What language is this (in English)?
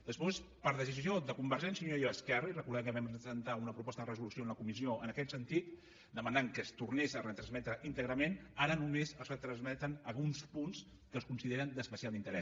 Catalan